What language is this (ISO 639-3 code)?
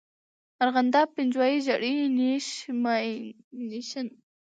pus